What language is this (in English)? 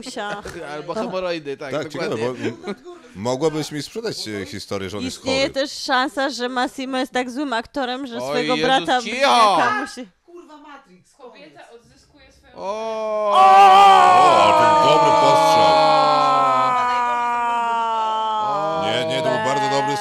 Polish